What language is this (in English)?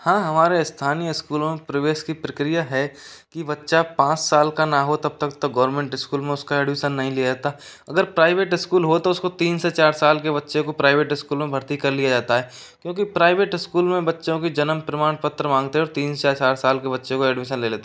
Hindi